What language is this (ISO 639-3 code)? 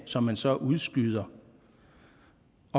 dan